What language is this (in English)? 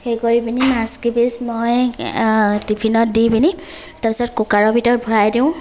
Assamese